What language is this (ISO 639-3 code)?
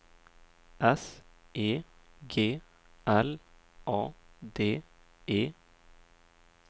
swe